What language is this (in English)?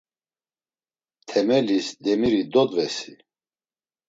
Laz